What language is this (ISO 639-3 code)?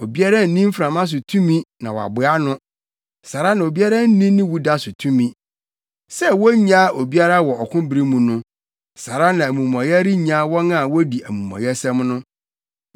aka